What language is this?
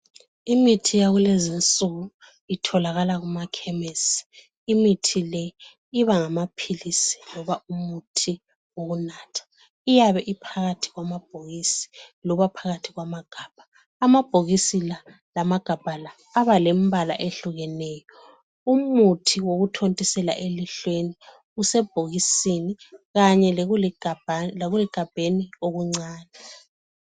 North Ndebele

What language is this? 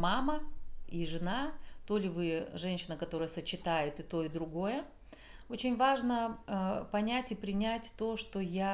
Russian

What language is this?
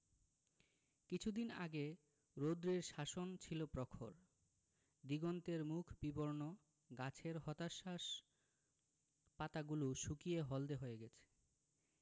Bangla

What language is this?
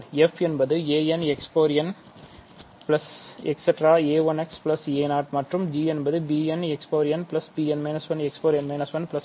Tamil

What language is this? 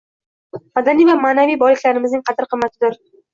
Uzbek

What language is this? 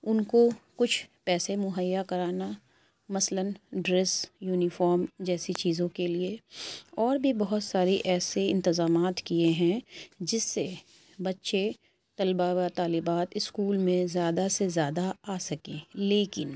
Urdu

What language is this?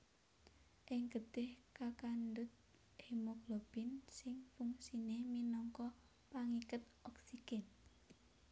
Javanese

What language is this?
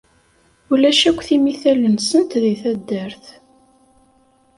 Kabyle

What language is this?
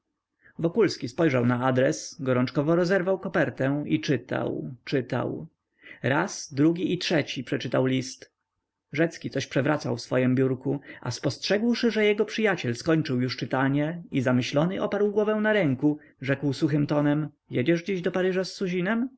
Polish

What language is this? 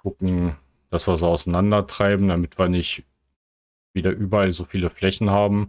German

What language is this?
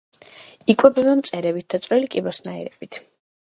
Georgian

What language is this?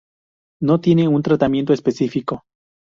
Spanish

